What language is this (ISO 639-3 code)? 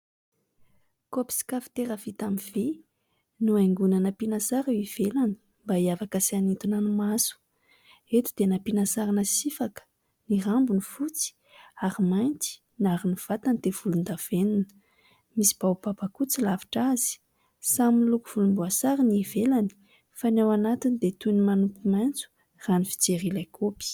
mlg